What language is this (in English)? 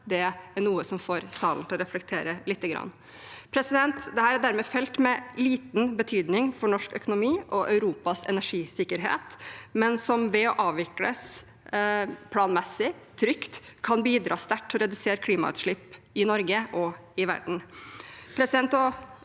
Norwegian